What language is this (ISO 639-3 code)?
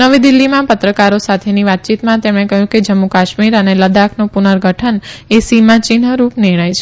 guj